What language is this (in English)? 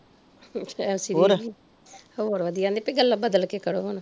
Punjabi